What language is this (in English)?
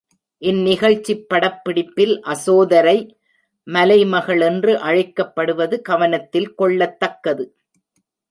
Tamil